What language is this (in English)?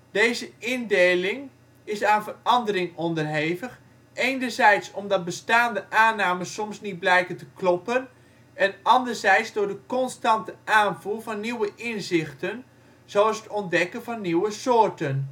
Dutch